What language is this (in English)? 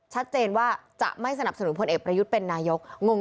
Thai